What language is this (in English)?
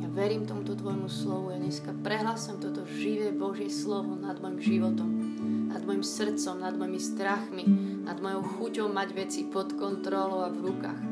Slovak